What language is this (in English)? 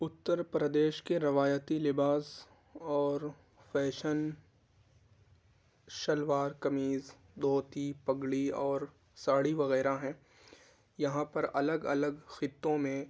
Urdu